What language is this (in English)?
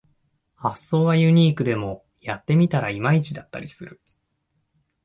Japanese